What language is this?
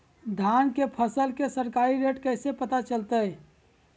Magahi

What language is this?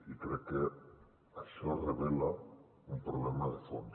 Catalan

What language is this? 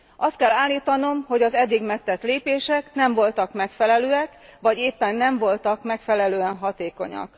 Hungarian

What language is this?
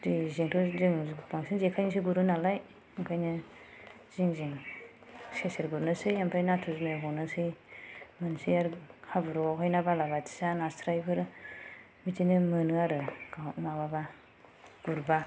Bodo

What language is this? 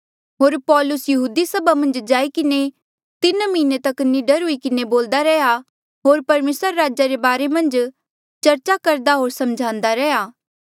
Mandeali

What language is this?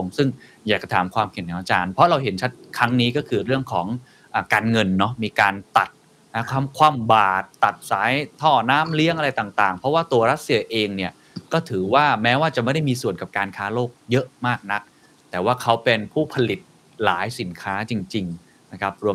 Thai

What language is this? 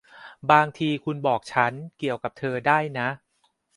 Thai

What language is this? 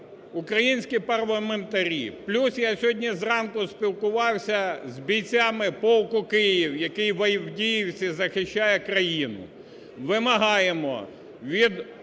Ukrainian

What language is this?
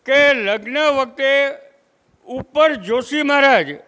Gujarati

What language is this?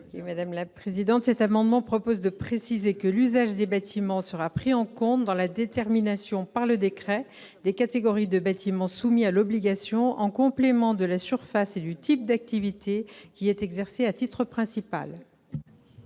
French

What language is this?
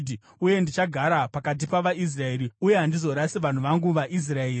Shona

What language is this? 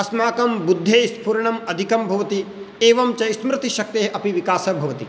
Sanskrit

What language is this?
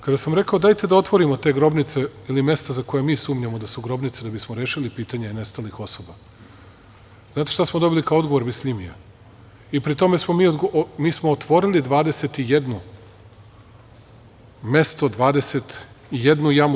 Serbian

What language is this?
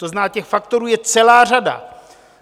Czech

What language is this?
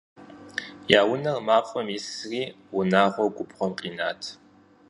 Kabardian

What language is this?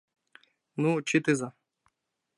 Mari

